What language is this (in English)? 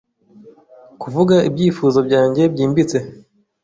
Kinyarwanda